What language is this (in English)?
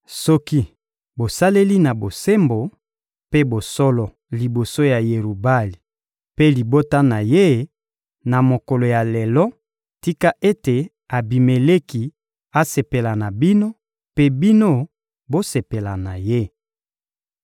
Lingala